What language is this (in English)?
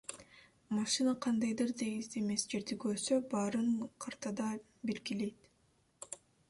Kyrgyz